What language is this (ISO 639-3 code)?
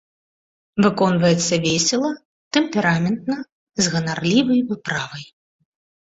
bel